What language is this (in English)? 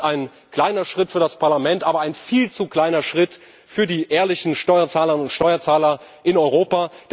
German